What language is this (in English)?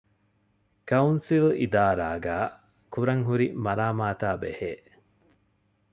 Divehi